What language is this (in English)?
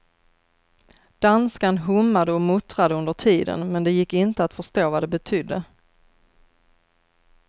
Swedish